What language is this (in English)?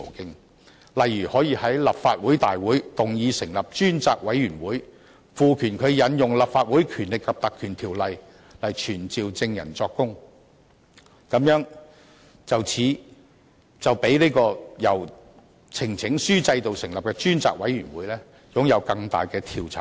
Cantonese